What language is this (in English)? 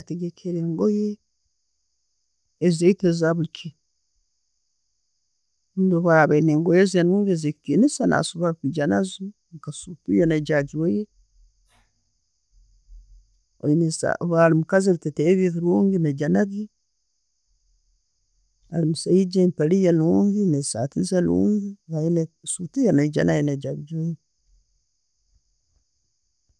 Tooro